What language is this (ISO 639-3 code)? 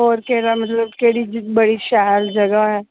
doi